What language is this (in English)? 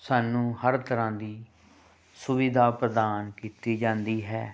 Punjabi